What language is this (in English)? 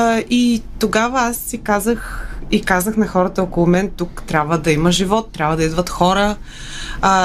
Bulgarian